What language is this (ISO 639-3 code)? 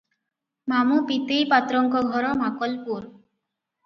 ori